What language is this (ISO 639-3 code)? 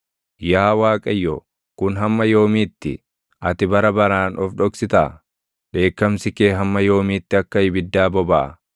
orm